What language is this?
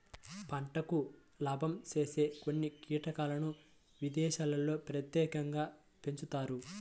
Telugu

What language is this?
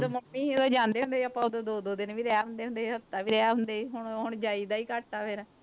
Punjabi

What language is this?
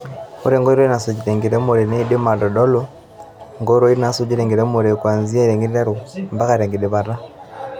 Masai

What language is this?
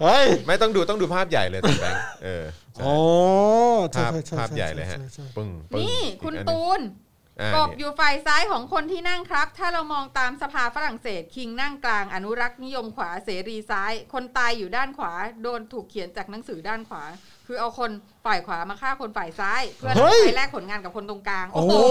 Thai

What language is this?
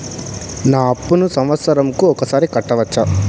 Telugu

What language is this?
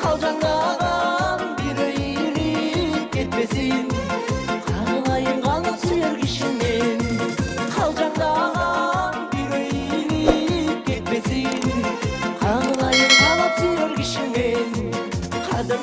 Turkish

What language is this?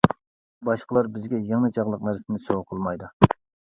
Uyghur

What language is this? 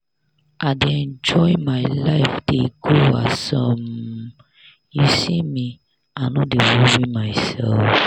Nigerian Pidgin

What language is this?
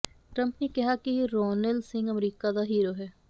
Punjabi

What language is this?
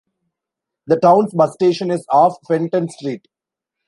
English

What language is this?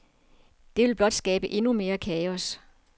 Danish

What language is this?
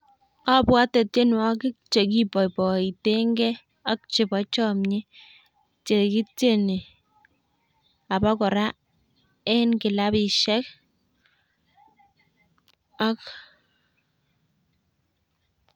Kalenjin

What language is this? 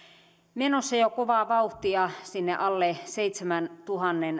Finnish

